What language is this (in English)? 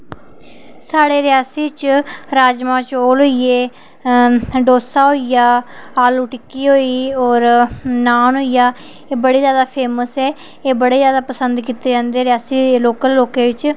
Dogri